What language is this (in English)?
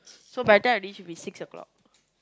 English